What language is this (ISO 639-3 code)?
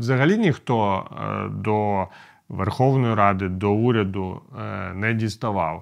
ukr